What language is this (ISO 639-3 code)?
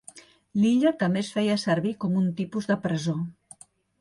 cat